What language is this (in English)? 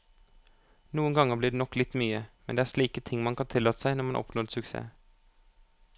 Norwegian